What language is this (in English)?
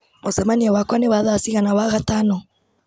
Kikuyu